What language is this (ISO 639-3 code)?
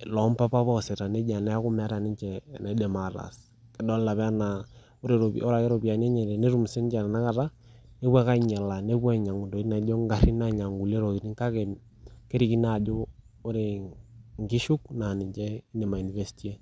mas